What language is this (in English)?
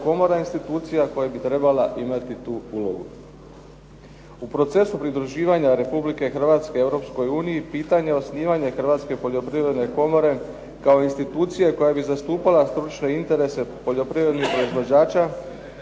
Croatian